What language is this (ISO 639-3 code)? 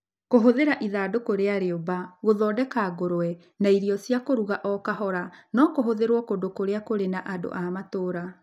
kik